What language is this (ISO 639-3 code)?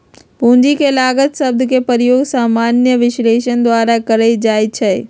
mag